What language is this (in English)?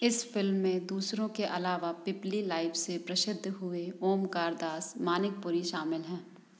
Hindi